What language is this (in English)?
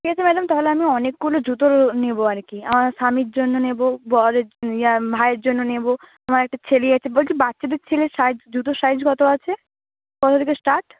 Bangla